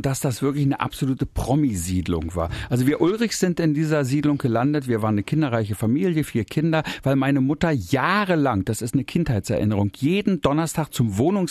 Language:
German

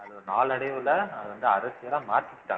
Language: Tamil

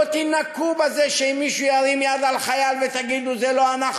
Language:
Hebrew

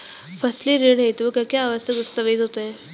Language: Hindi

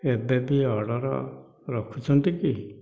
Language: Odia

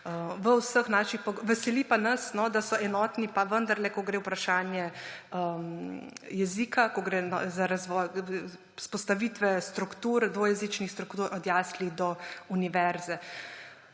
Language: Slovenian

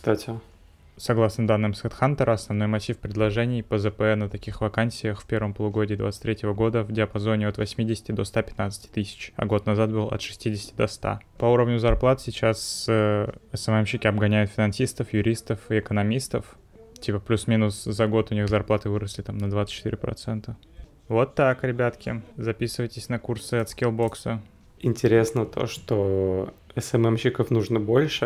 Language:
Russian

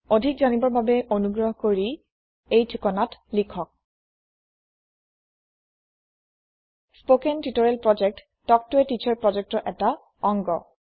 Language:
Assamese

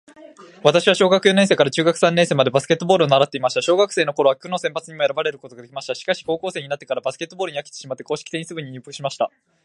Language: Japanese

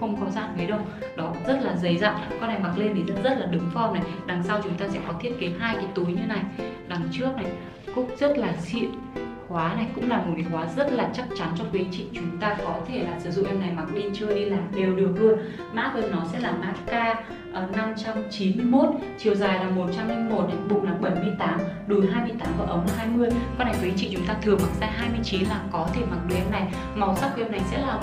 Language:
Vietnamese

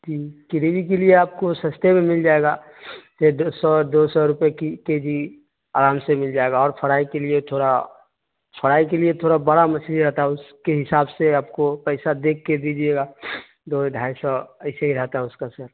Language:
Urdu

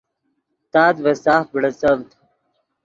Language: Yidgha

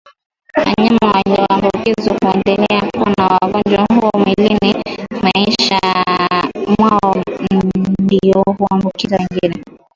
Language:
Swahili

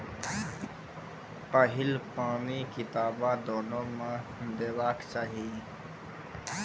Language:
Maithili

